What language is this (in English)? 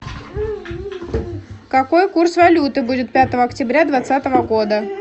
Russian